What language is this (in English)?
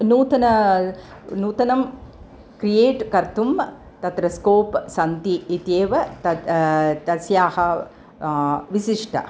Sanskrit